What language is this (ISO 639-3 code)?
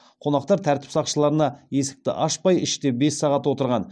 kaz